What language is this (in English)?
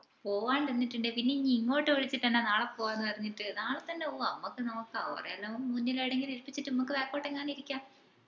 Malayalam